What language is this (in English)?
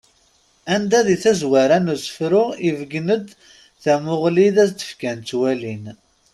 Kabyle